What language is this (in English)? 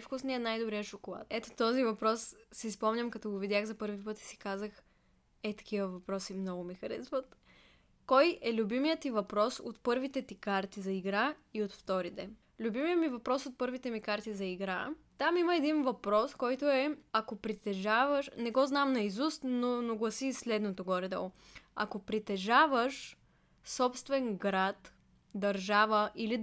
Bulgarian